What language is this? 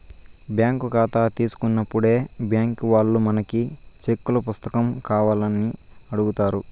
Telugu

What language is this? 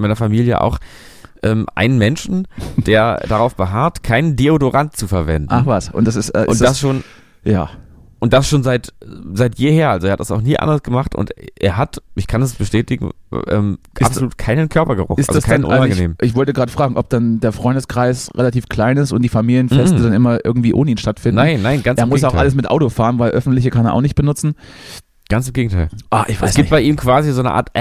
German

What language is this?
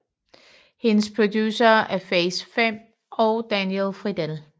Danish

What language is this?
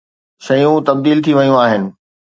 Sindhi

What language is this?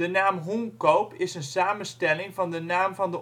Dutch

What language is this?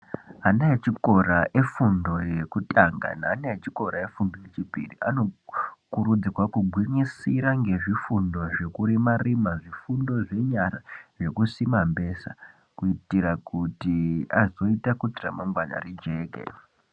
Ndau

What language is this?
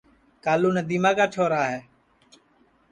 Sansi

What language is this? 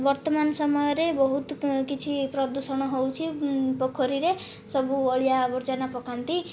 Odia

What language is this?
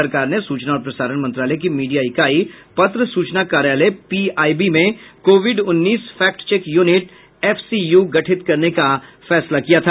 Hindi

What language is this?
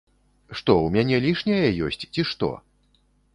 Belarusian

